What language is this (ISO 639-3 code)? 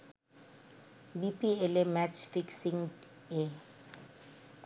ben